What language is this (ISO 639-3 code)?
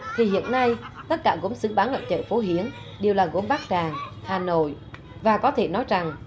vie